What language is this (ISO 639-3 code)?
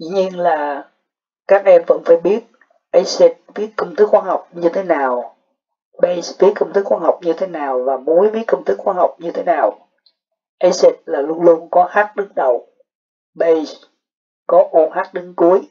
vie